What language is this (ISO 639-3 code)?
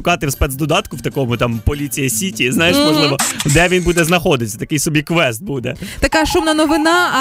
ukr